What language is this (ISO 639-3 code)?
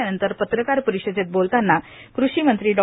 mar